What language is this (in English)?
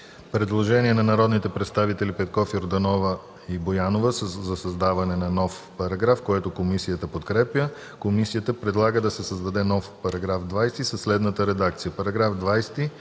Bulgarian